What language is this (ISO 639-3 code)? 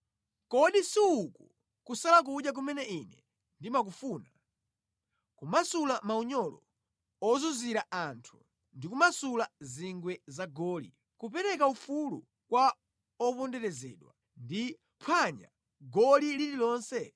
nya